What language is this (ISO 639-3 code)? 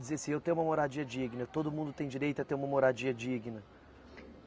por